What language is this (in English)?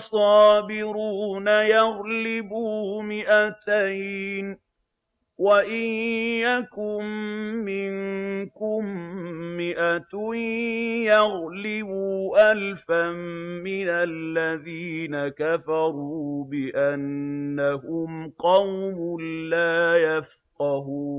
Arabic